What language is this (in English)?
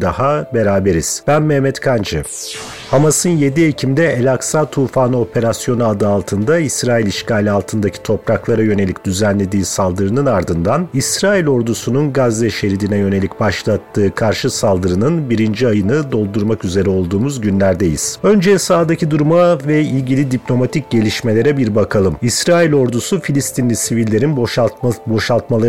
Turkish